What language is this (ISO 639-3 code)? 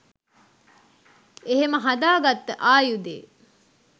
sin